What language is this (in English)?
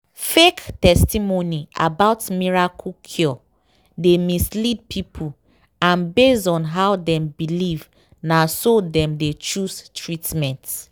Nigerian Pidgin